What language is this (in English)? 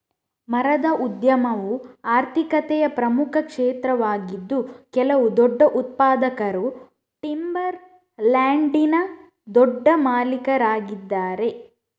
Kannada